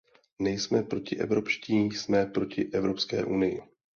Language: Czech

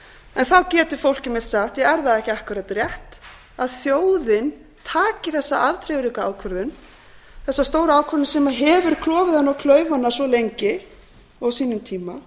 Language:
Icelandic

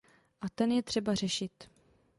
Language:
Czech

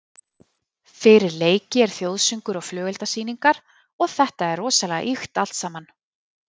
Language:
Icelandic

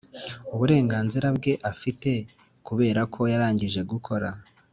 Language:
Kinyarwanda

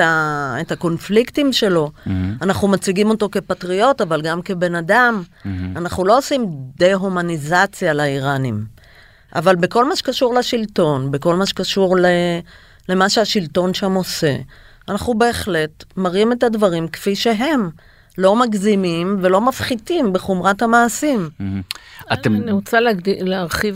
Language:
Hebrew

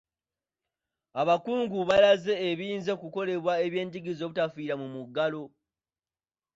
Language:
Ganda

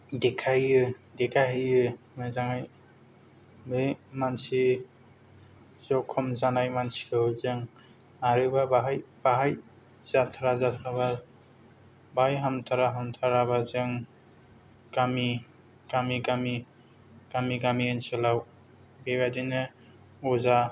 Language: Bodo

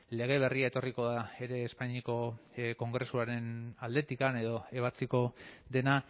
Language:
Basque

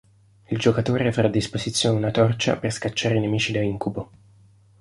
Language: Italian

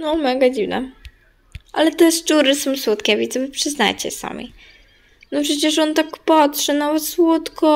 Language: Polish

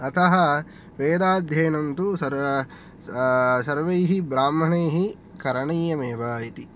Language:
Sanskrit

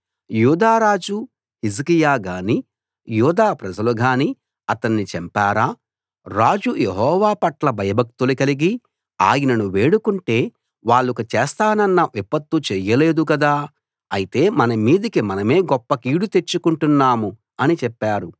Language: Telugu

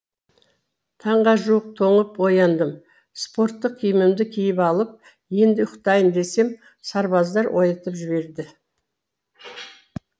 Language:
Kazakh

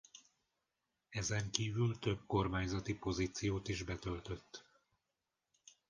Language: Hungarian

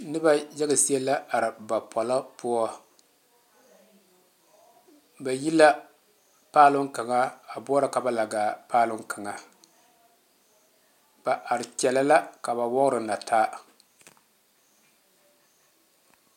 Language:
Southern Dagaare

